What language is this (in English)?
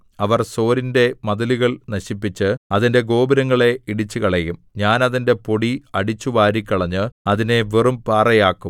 Malayalam